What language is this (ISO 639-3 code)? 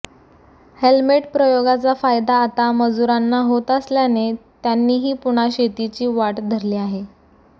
mar